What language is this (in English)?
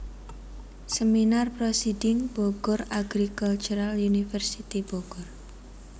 Javanese